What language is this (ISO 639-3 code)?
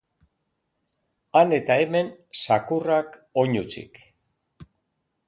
eus